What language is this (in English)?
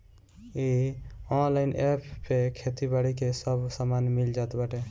Bhojpuri